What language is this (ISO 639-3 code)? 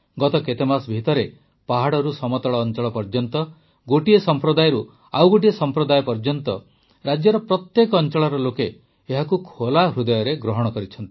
ori